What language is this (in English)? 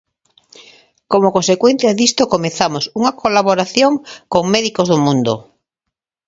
Galician